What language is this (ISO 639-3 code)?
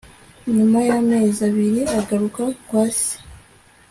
kin